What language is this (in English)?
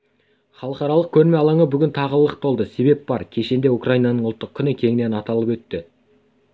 Kazakh